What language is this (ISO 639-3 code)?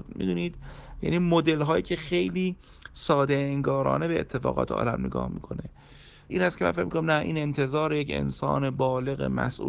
fas